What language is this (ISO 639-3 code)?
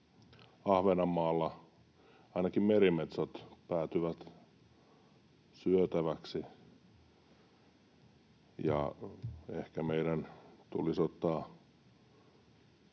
fin